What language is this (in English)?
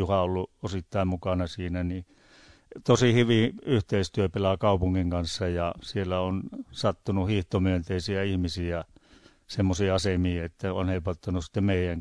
Finnish